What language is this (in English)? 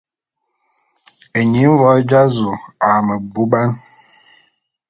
Bulu